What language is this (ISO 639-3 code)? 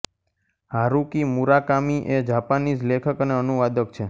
guj